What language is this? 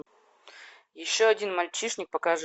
Russian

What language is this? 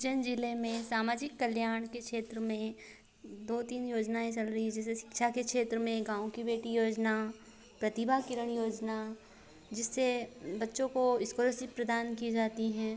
Hindi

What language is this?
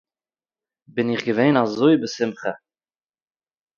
Yiddish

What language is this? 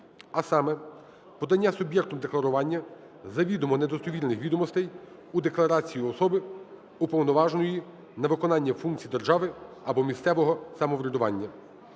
Ukrainian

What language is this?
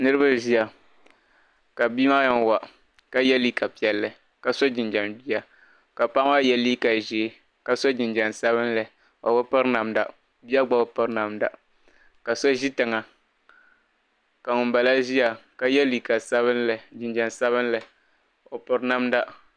Dagbani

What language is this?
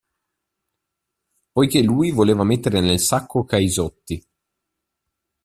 Italian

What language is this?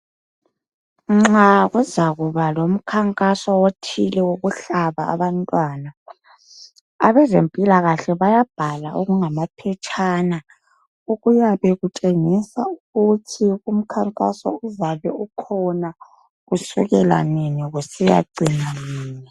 North Ndebele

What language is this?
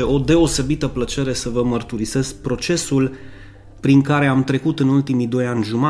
Romanian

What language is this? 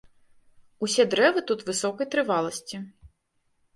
Belarusian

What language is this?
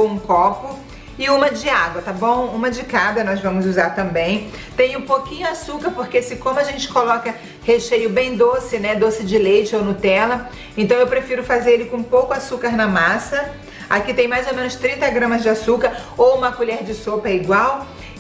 Portuguese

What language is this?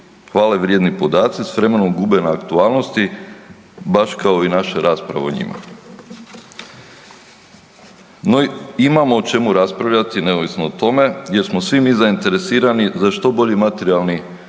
Croatian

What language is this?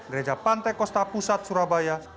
Indonesian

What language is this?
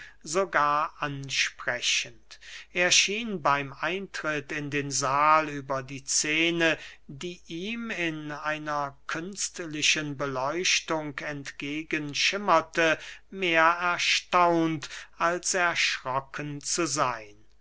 German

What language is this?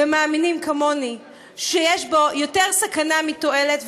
Hebrew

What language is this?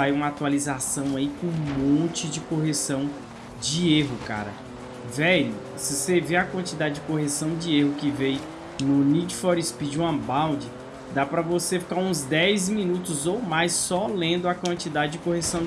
Portuguese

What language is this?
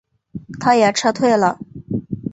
Chinese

